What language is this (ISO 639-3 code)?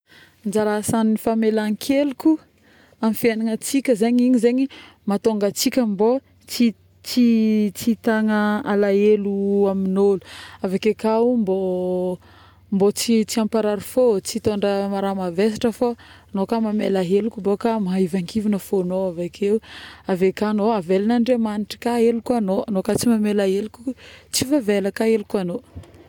bmm